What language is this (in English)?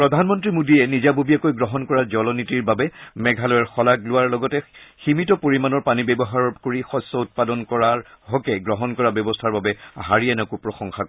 Assamese